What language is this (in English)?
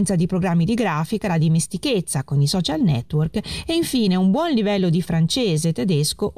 Italian